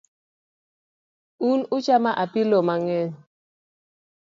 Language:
Luo (Kenya and Tanzania)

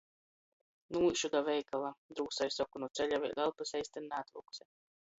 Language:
Latgalian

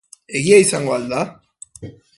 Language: Basque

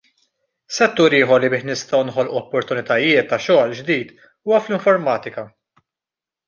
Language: Maltese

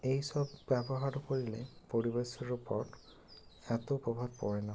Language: Bangla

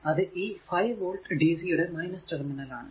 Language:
Malayalam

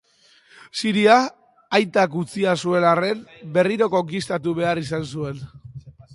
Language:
Basque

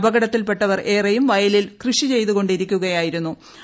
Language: Malayalam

